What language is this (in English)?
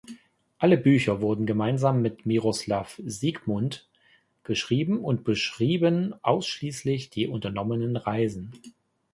German